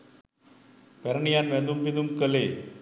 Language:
Sinhala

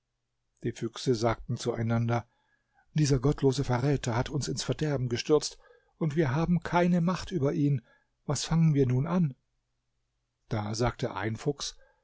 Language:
German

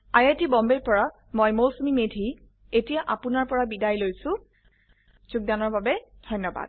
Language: Assamese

